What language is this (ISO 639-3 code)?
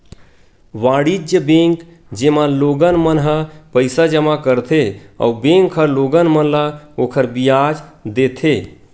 hne